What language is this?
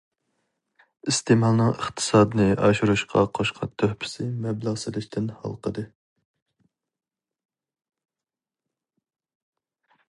Uyghur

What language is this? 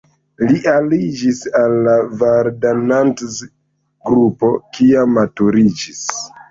Esperanto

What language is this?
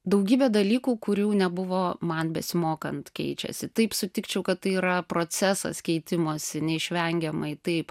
Lithuanian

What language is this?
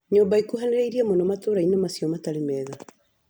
Kikuyu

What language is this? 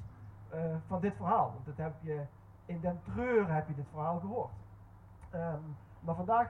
Dutch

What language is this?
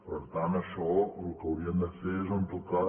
Catalan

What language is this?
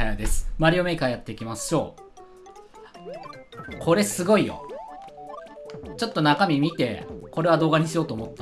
Japanese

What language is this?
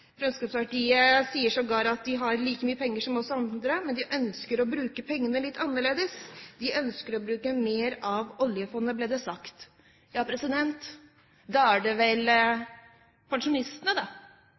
Norwegian Bokmål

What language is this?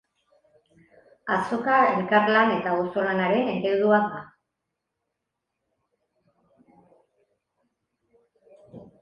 Basque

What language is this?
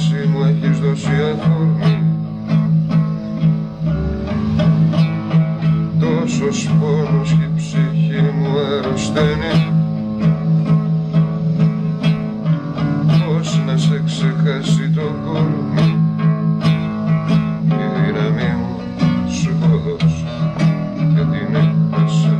Greek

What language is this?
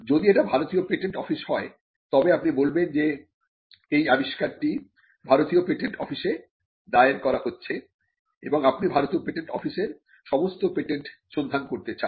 Bangla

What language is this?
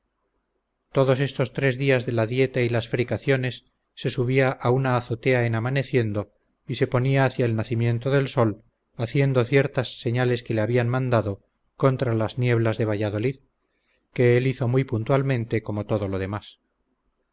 Spanish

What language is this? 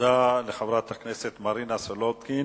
Hebrew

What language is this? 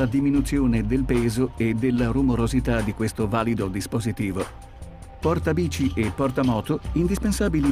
Italian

